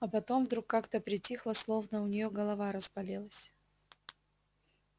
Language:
Russian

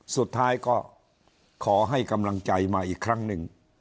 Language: Thai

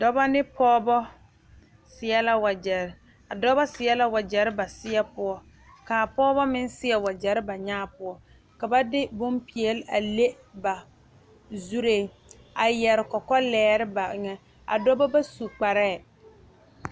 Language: Southern Dagaare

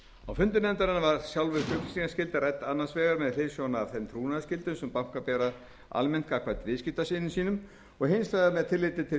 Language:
Icelandic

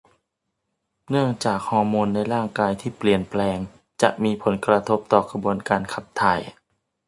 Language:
Thai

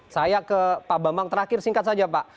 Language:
Indonesian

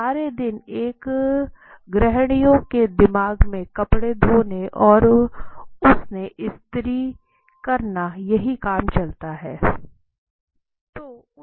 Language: Hindi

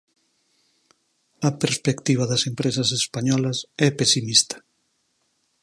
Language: Galician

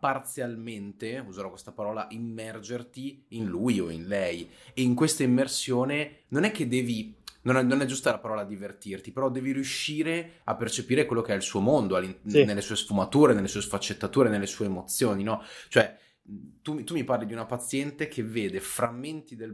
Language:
Italian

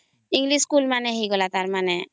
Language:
Odia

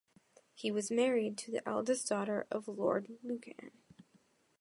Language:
English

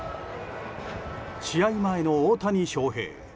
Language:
Japanese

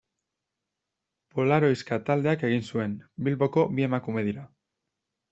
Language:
Basque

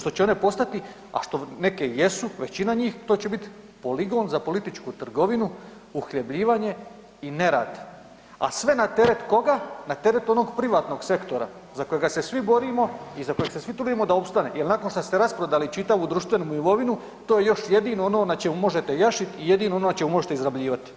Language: Croatian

